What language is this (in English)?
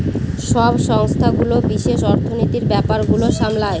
Bangla